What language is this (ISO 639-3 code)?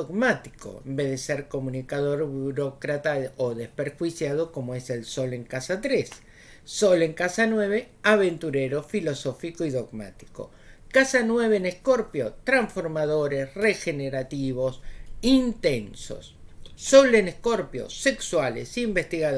spa